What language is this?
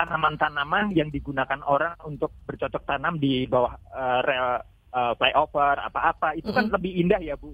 Indonesian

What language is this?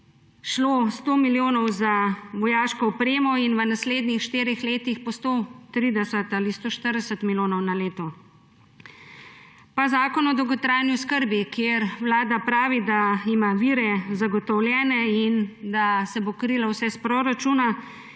Slovenian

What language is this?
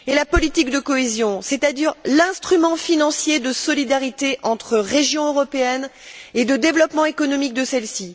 French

